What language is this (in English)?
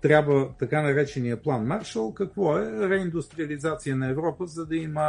Bulgarian